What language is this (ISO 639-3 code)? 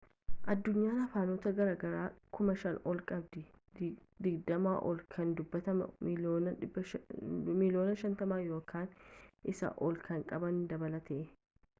orm